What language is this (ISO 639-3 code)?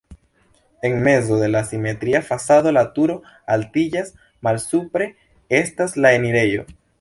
epo